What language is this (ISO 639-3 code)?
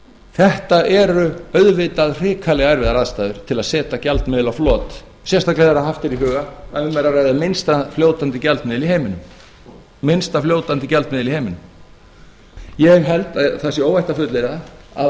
isl